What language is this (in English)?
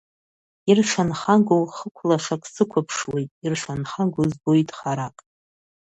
Abkhazian